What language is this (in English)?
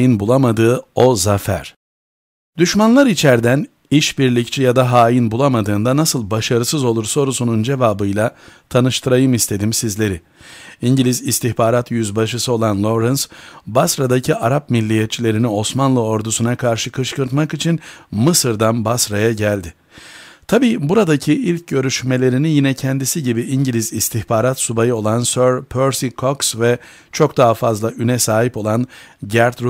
Turkish